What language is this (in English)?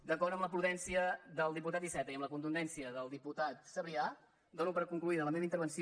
Catalan